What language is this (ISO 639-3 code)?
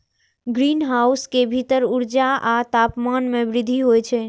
mai